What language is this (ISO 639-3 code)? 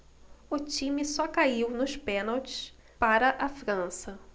por